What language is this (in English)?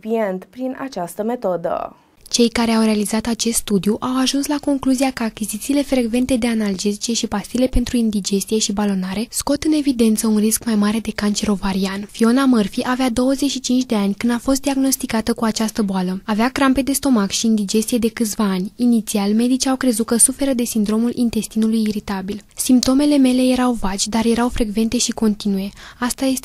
Romanian